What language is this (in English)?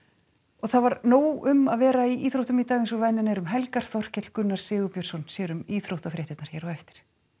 Icelandic